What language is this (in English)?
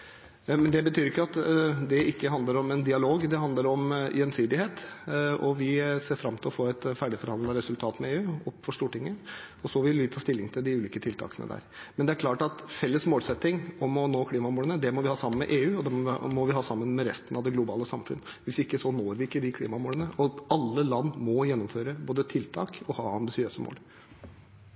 Norwegian Bokmål